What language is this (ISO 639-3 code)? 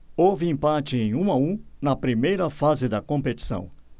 por